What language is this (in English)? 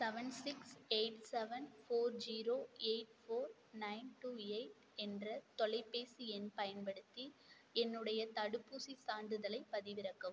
Tamil